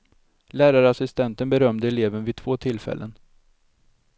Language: Swedish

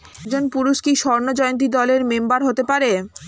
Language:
Bangla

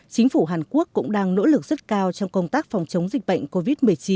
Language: Vietnamese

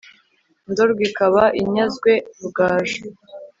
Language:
Kinyarwanda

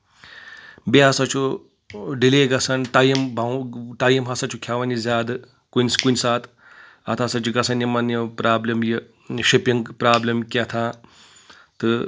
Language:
Kashmiri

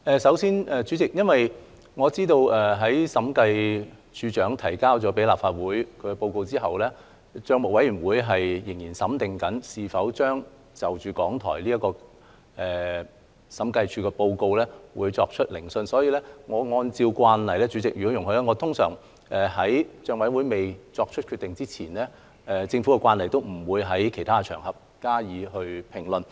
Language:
Cantonese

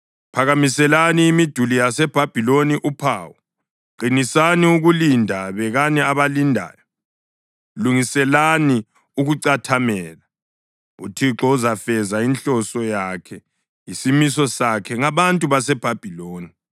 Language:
North Ndebele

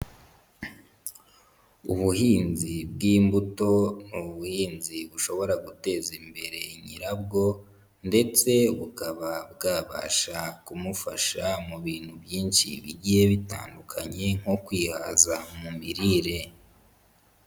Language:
Kinyarwanda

